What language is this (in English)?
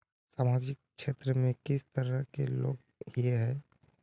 Magahi